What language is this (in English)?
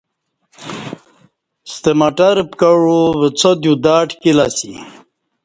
Kati